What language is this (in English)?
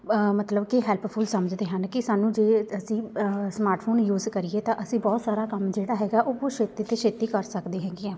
Punjabi